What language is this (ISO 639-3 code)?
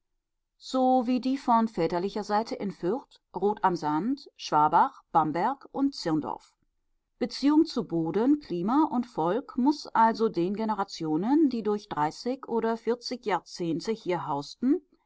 deu